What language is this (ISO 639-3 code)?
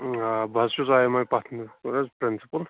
kas